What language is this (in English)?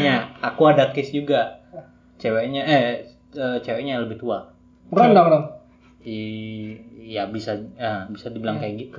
Indonesian